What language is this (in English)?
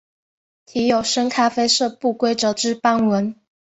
Chinese